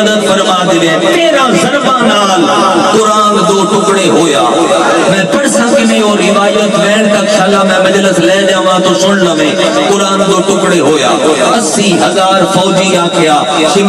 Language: Arabic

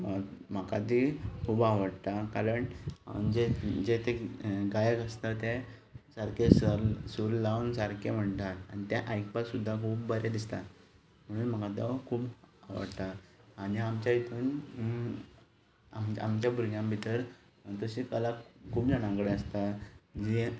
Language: Konkani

